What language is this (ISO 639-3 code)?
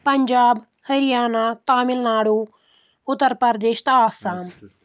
kas